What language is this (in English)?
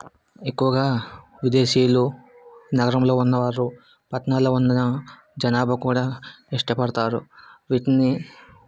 Telugu